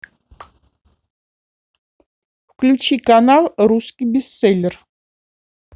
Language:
Russian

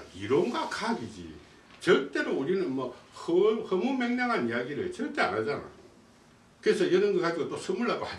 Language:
Korean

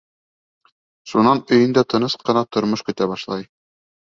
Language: Bashkir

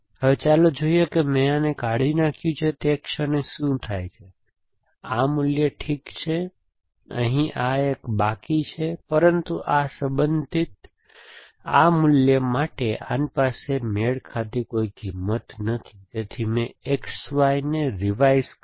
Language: Gujarati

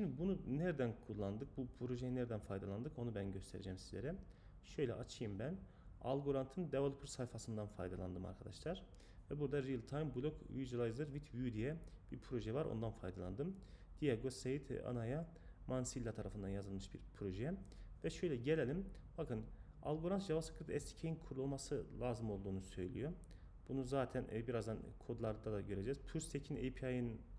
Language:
Turkish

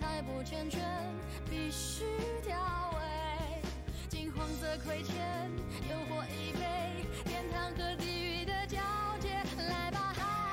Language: Chinese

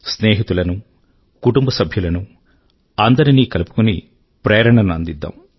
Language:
Telugu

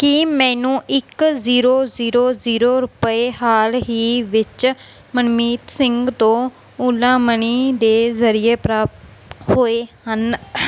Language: Punjabi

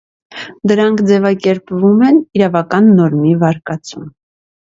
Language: Armenian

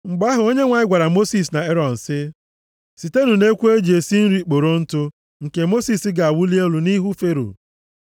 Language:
Igbo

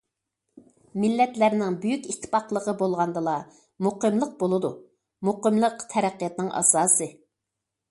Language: Uyghur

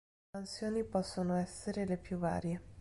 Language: Italian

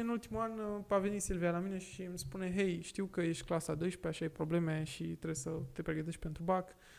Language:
Romanian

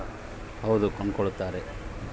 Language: Kannada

